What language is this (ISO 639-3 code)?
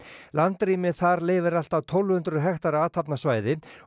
isl